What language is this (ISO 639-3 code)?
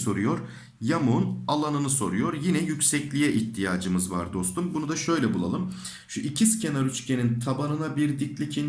tur